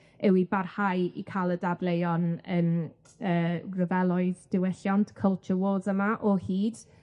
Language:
Welsh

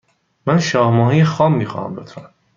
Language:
Persian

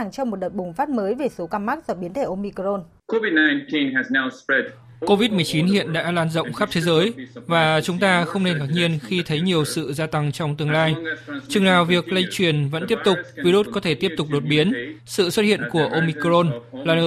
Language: Vietnamese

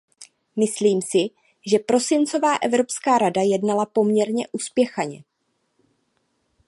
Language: Czech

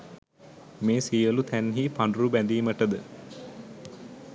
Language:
Sinhala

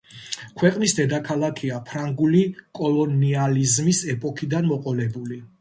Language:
Georgian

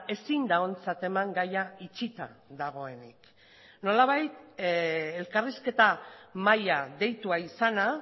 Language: Basque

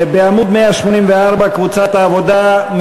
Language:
Hebrew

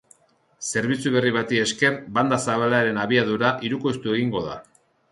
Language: Basque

